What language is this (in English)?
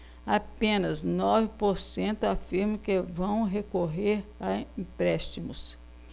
Portuguese